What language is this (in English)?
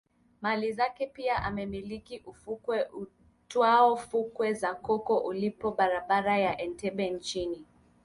Swahili